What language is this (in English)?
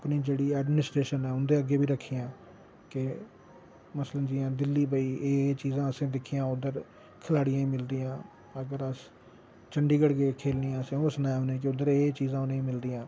Dogri